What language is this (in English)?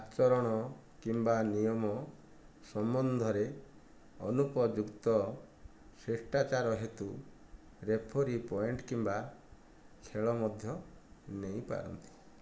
Odia